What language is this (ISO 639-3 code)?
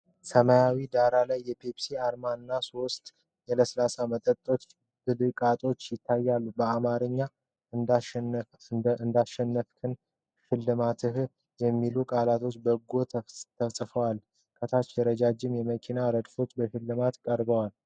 amh